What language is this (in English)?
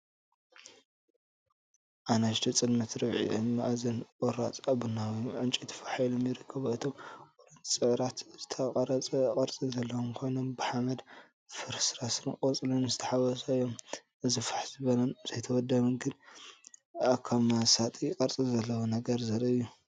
Tigrinya